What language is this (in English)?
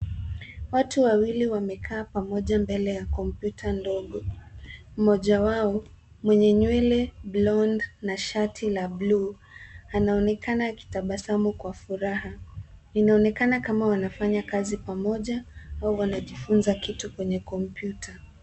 Swahili